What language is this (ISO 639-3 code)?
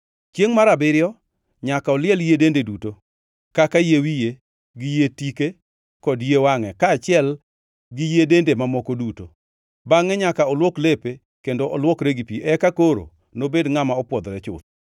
luo